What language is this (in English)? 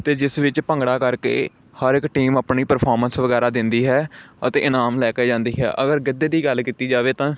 Punjabi